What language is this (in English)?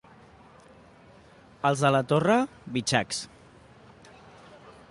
Catalan